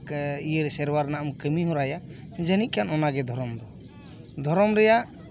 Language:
Santali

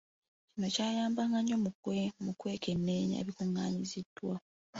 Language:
Ganda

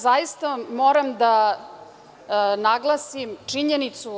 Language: Serbian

